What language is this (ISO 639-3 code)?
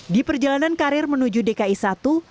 ind